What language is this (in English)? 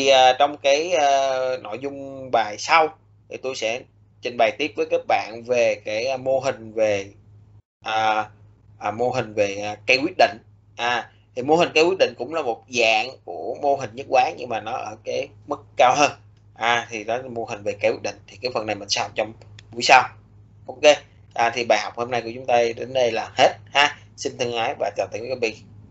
Vietnamese